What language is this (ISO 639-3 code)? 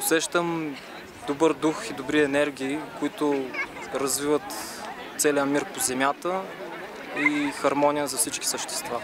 bul